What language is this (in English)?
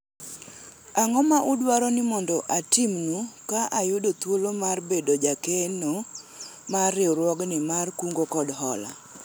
Luo (Kenya and Tanzania)